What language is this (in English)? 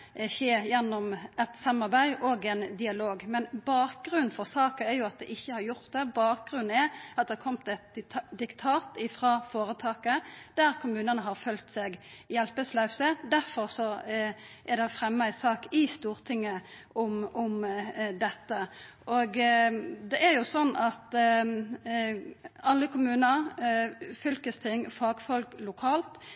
Norwegian Nynorsk